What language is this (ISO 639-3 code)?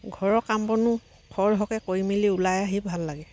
asm